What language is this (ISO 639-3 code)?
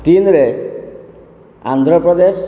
ori